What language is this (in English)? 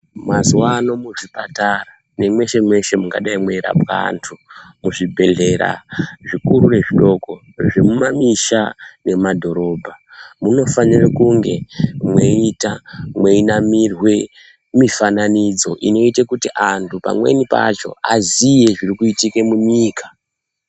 Ndau